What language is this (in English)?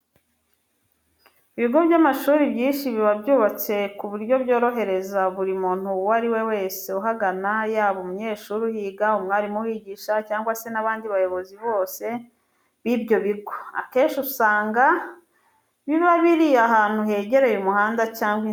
Kinyarwanda